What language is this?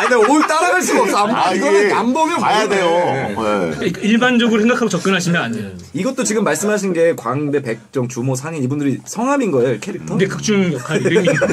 Korean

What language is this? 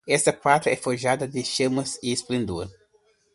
Portuguese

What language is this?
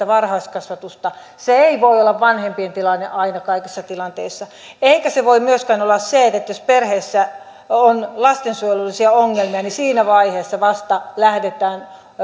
Finnish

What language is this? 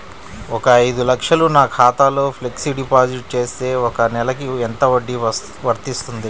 Telugu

